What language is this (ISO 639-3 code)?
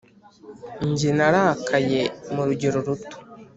kin